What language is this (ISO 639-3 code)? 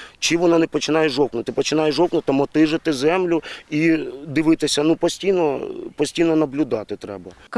ukr